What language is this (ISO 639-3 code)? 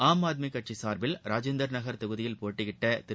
tam